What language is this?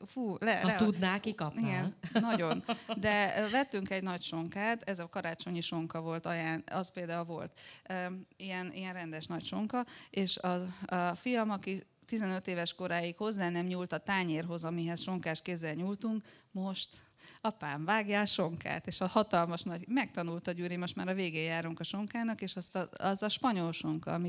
Hungarian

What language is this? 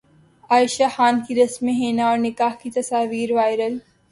Urdu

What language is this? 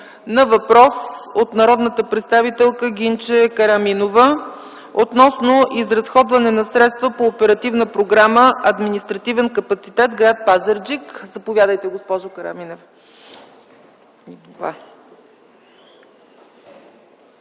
Bulgarian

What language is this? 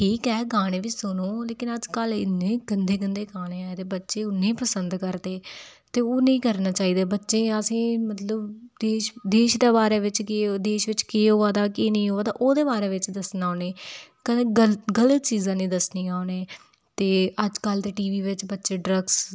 Dogri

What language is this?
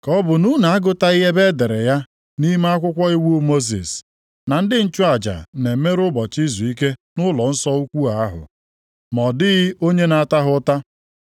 Igbo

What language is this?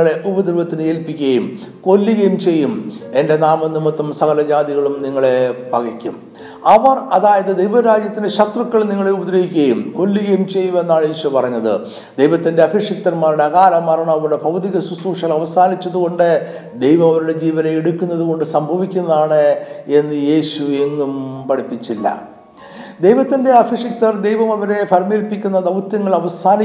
Malayalam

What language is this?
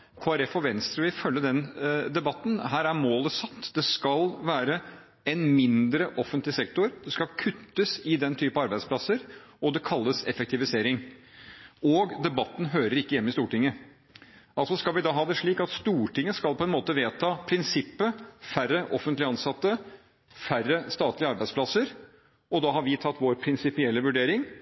Norwegian Bokmål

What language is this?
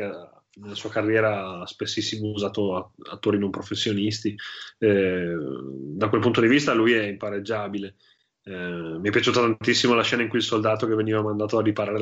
Italian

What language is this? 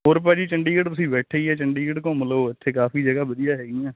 Punjabi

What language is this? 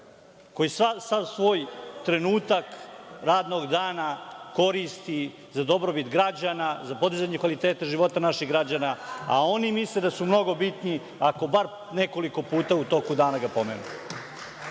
Serbian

